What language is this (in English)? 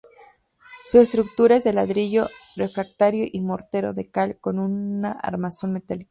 Spanish